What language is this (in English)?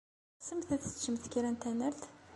Kabyle